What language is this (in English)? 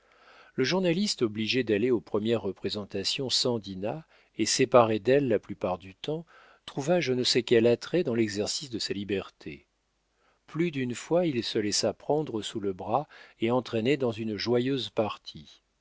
French